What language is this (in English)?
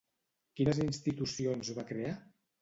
Catalan